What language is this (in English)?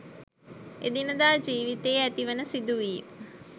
Sinhala